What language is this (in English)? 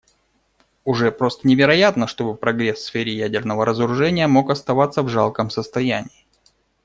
Russian